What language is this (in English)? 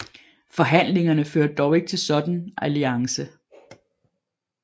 Danish